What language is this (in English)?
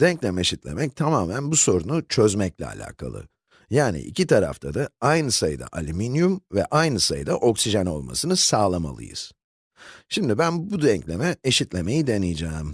Turkish